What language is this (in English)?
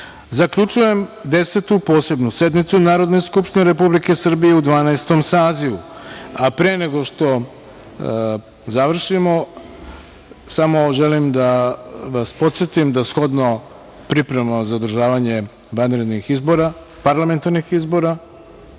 Serbian